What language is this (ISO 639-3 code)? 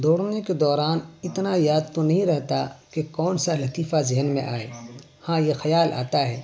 urd